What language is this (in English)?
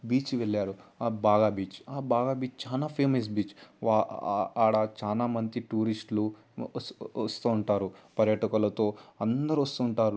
Telugu